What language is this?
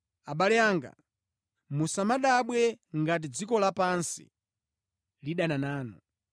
Nyanja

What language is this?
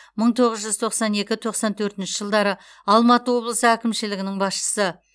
Kazakh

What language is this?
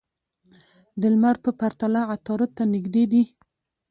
Pashto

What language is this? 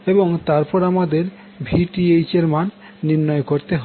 Bangla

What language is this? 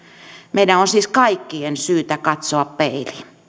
Finnish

